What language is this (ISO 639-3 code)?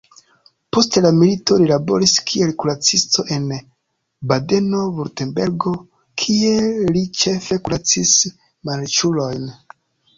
epo